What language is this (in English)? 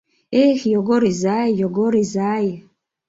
Mari